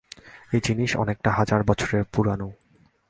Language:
Bangla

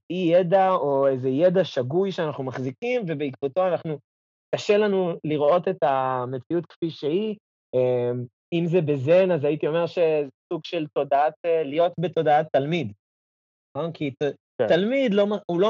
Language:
Hebrew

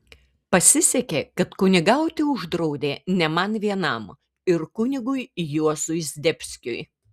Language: Lithuanian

